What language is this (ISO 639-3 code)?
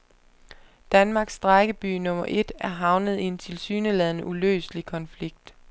dan